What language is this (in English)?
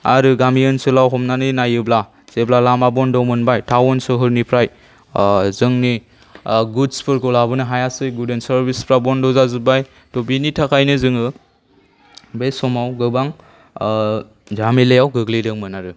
Bodo